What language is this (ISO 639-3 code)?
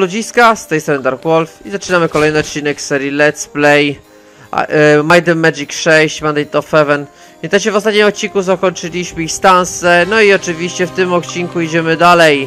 pol